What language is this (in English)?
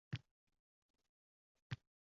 Uzbek